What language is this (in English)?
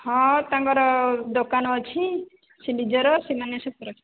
Odia